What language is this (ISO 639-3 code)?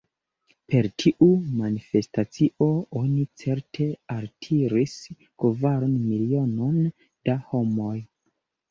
epo